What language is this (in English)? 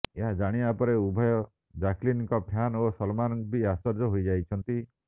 Odia